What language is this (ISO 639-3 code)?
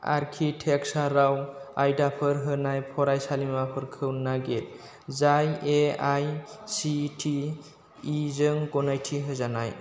brx